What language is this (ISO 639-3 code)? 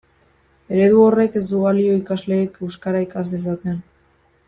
eus